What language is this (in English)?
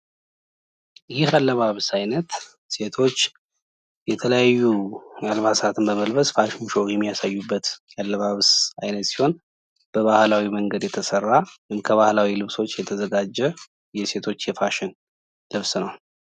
Amharic